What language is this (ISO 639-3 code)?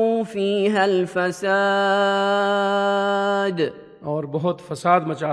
urd